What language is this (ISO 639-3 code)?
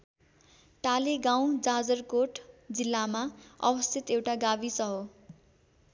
nep